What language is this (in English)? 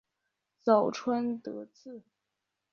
Chinese